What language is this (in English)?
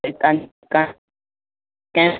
Sindhi